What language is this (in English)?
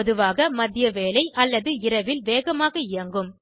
Tamil